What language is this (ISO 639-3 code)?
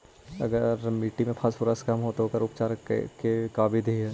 mag